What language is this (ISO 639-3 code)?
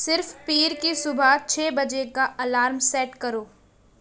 urd